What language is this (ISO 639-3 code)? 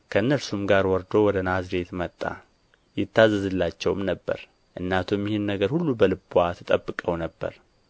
amh